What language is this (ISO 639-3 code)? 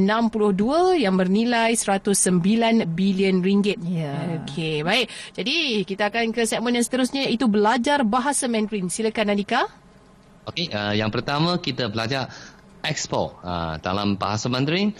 msa